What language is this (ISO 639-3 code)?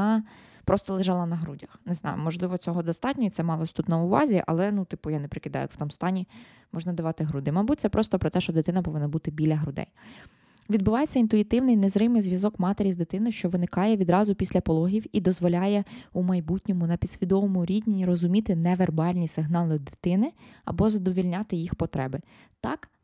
ukr